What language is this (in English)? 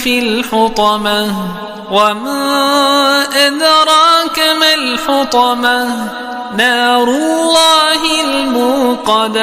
Arabic